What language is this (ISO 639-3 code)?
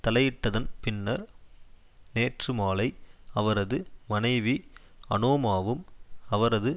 tam